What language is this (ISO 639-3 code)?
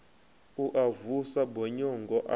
ven